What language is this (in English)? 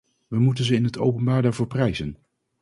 Dutch